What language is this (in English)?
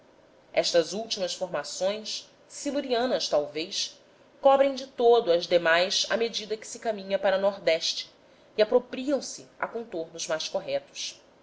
Portuguese